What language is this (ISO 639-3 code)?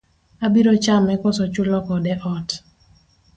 luo